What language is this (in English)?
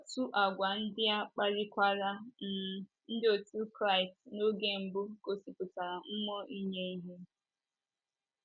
Igbo